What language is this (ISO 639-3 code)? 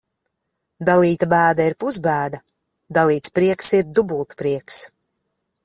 lav